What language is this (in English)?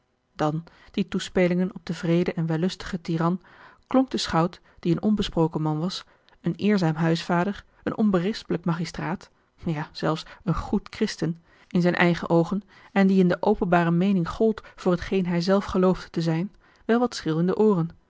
Dutch